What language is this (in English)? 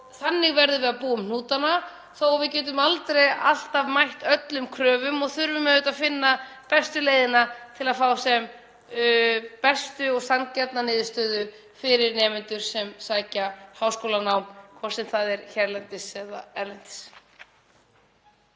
Icelandic